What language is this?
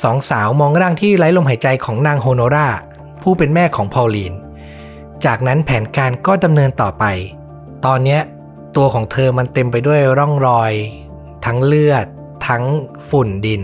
Thai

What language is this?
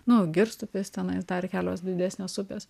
Lithuanian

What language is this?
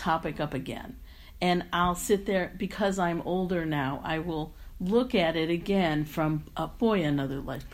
English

